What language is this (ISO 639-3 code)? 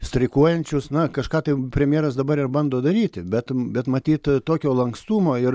lit